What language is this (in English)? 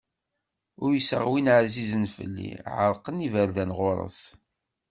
Kabyle